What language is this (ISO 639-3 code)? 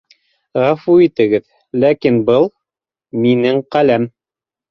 bak